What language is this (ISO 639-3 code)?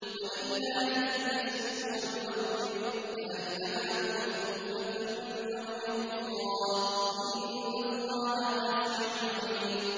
ara